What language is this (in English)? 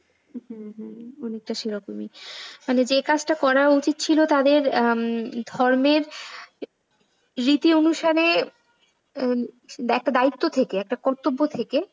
Bangla